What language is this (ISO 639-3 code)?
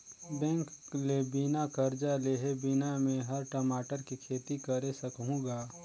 hne